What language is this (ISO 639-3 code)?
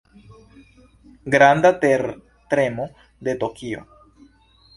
epo